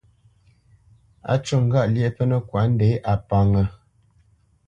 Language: Bamenyam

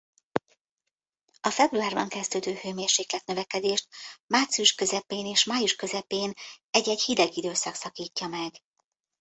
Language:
Hungarian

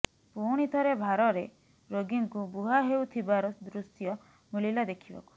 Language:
Odia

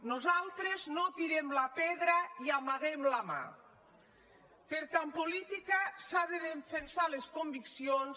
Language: Catalan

